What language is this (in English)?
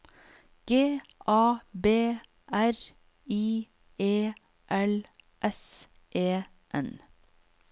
Norwegian